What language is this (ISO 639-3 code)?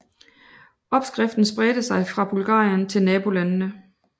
dan